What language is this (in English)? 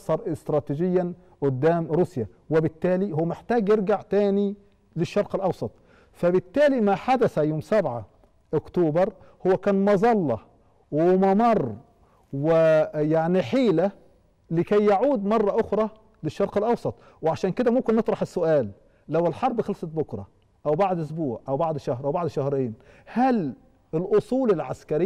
Arabic